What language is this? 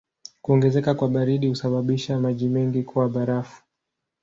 Swahili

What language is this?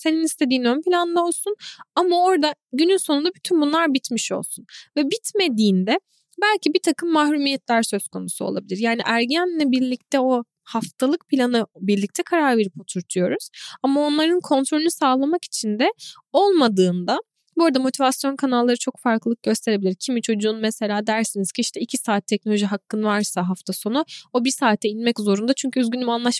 Turkish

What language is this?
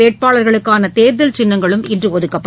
Tamil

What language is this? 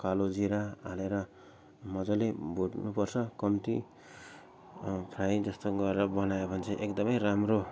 Nepali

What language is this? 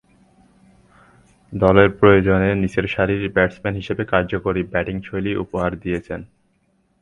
Bangla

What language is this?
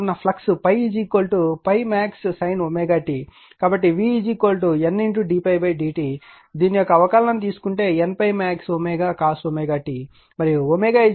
Telugu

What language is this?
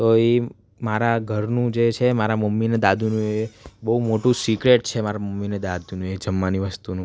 Gujarati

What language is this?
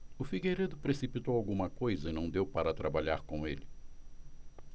Portuguese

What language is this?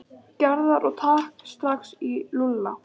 Icelandic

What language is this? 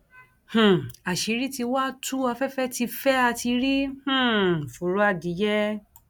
Yoruba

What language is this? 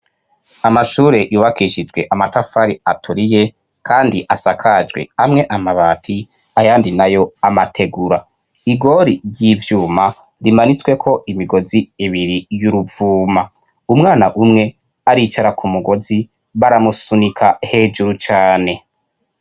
Rundi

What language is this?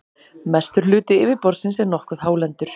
Icelandic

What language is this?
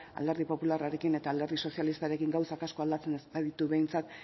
Basque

